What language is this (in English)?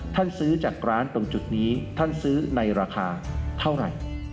Thai